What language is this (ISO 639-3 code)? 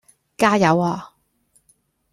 yue